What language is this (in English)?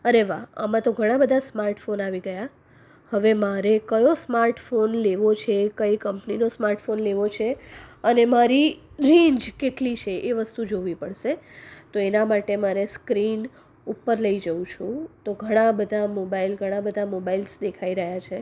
Gujarati